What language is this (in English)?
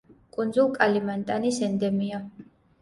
Georgian